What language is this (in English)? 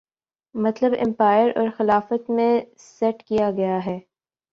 Urdu